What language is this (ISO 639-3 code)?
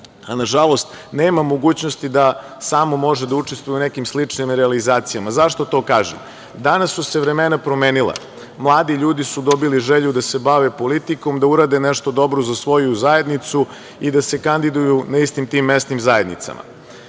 srp